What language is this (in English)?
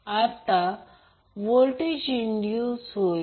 Marathi